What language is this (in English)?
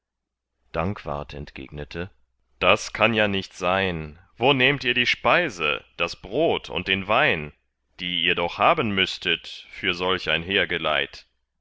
German